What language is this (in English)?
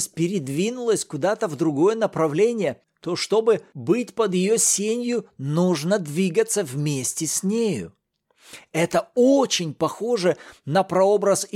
Russian